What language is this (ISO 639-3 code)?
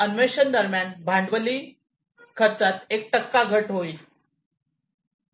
mar